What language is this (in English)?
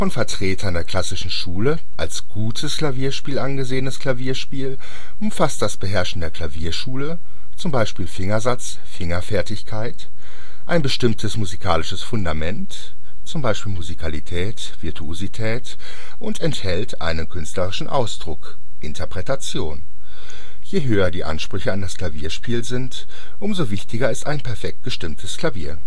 German